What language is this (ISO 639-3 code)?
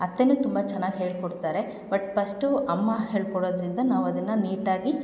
kan